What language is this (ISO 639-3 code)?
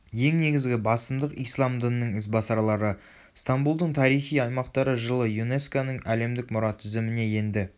kaz